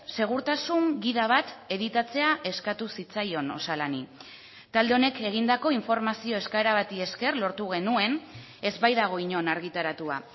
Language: Basque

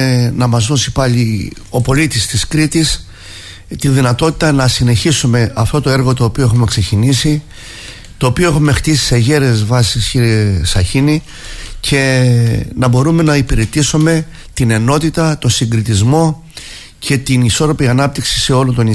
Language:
Greek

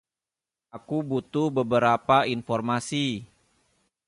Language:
Indonesian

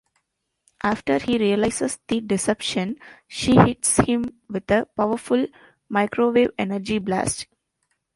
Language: English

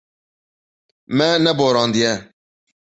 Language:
Kurdish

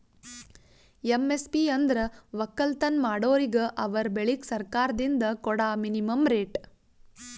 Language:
Kannada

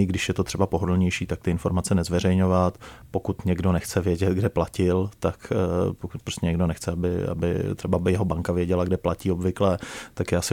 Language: Czech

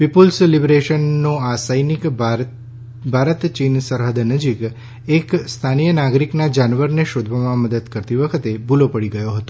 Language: Gujarati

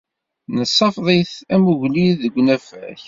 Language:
Kabyle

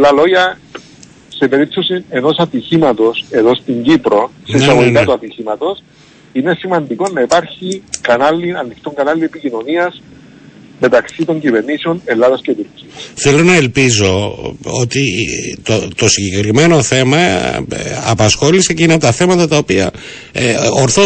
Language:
Greek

